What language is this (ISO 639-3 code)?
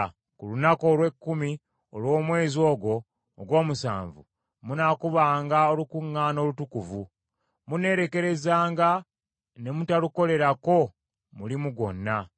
lug